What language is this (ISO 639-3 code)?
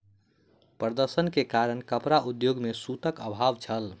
mai